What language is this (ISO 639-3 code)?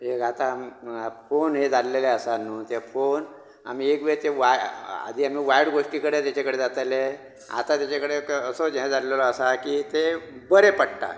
kok